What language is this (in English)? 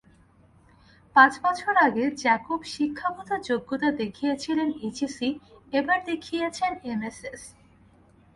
Bangla